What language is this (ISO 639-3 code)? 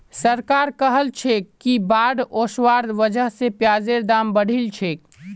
mag